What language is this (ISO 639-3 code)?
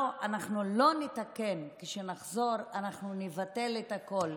heb